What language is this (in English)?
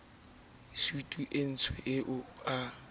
Southern Sotho